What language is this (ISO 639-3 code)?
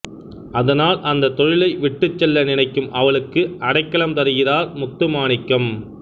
tam